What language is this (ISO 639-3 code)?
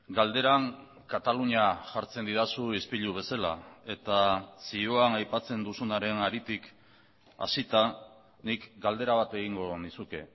eus